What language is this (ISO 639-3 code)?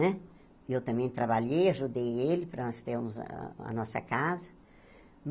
por